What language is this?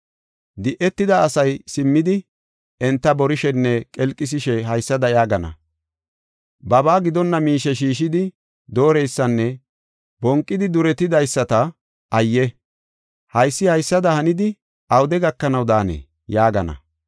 Gofa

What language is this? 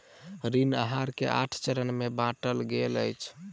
Maithili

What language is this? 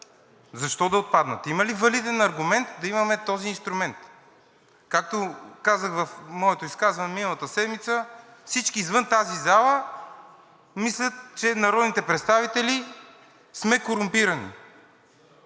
Bulgarian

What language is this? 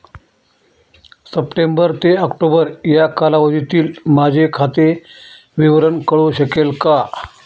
Marathi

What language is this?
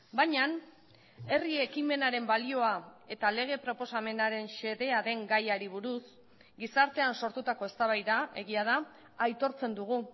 Basque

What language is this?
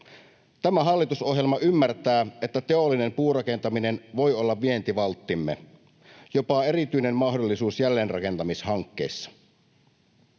Finnish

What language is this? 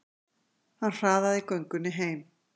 Icelandic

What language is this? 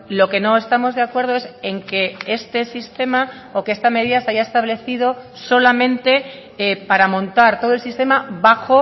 Spanish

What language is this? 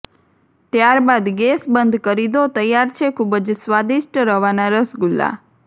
Gujarati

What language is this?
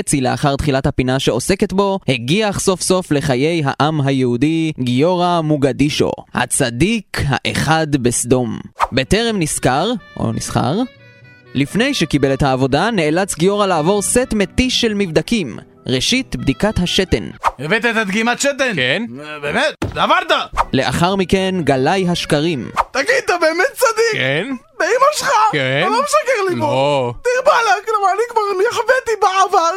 Hebrew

